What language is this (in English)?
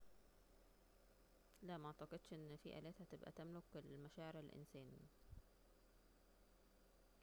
Egyptian Arabic